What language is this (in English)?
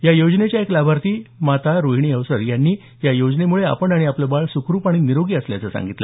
Marathi